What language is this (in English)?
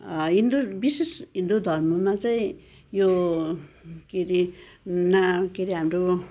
Nepali